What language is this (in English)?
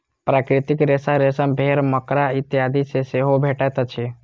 Maithili